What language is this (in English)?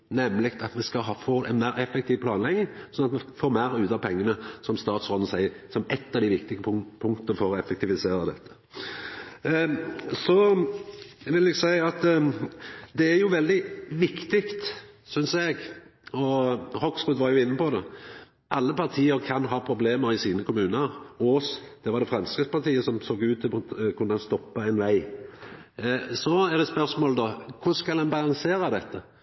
Norwegian Nynorsk